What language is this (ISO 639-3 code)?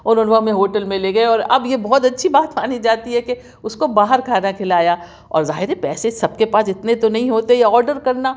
urd